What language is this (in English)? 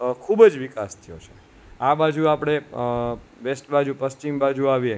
Gujarati